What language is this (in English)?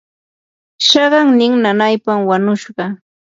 Yanahuanca Pasco Quechua